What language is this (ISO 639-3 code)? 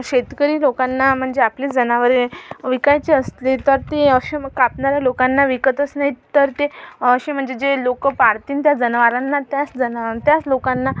mar